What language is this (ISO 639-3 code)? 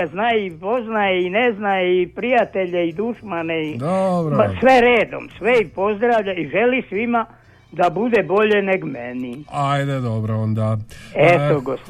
hrv